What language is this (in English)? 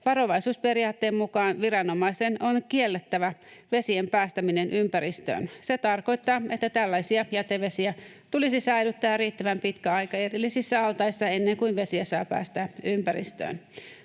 Finnish